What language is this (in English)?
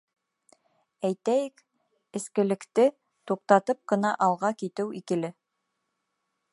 Bashkir